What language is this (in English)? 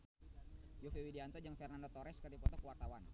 Sundanese